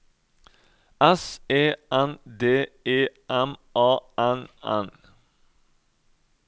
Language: Norwegian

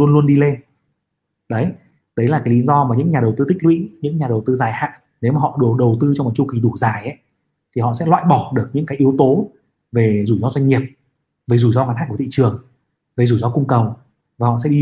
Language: Vietnamese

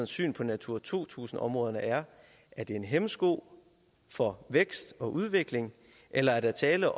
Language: Danish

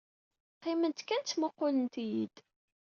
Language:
Kabyle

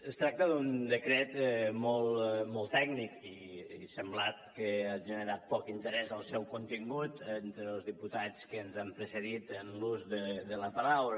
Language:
Catalan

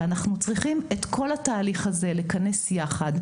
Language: Hebrew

